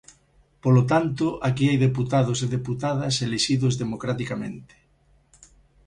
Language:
Galician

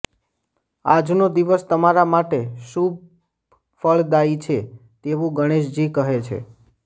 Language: Gujarati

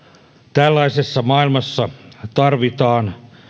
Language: Finnish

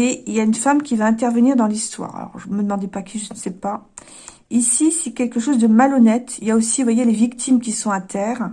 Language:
French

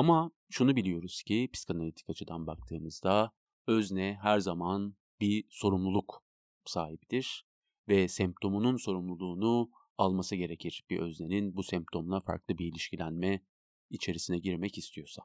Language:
Turkish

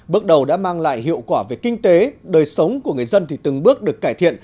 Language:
Vietnamese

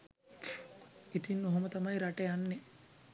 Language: Sinhala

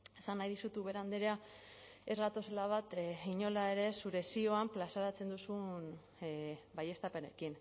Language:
Basque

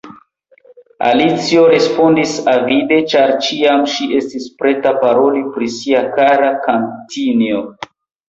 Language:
Esperanto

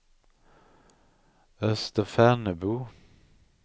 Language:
Swedish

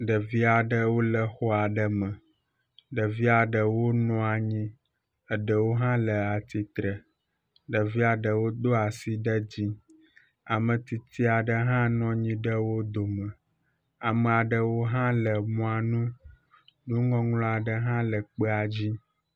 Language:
Ewe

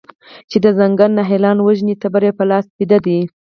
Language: Pashto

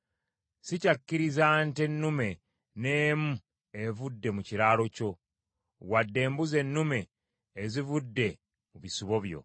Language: Ganda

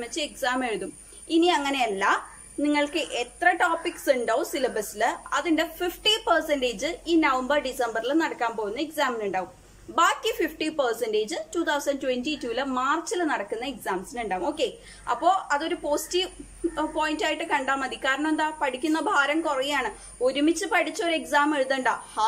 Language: Romanian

